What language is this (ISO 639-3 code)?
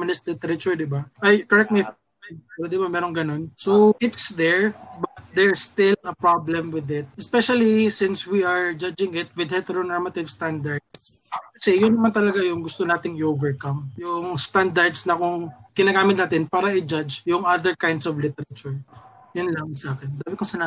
fil